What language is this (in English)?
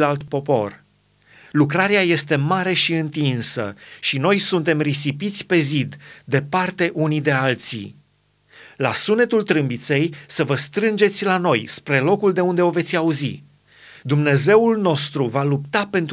Romanian